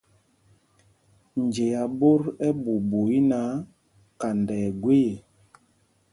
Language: Mpumpong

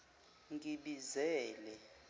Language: Zulu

